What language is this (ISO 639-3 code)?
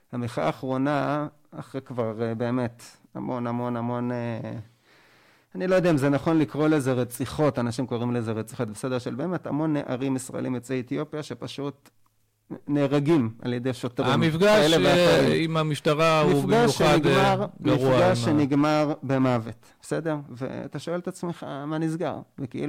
heb